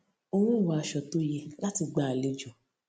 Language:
Yoruba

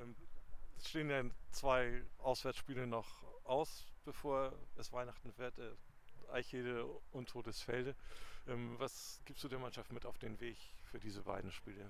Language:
German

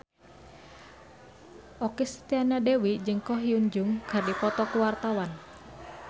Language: Sundanese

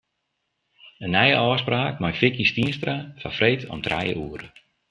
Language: Western Frisian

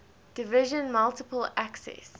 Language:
English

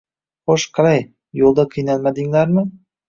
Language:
Uzbek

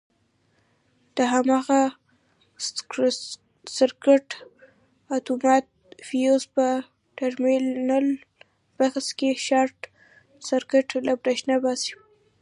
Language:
Pashto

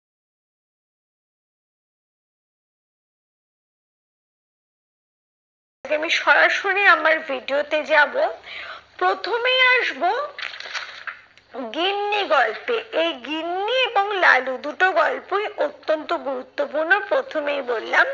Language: Bangla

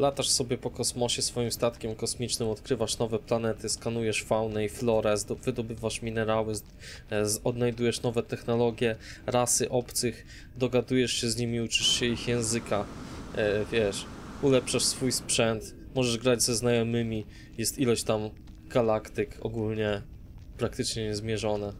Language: Polish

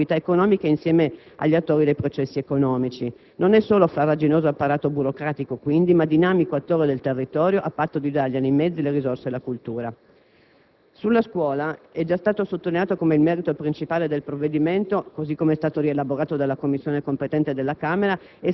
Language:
Italian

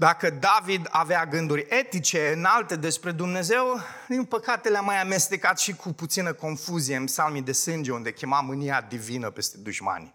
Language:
Romanian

